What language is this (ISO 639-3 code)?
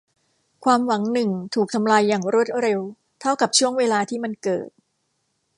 tha